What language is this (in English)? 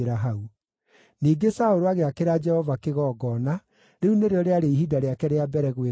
Kikuyu